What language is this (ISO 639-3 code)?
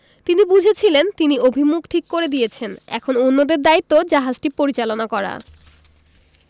ben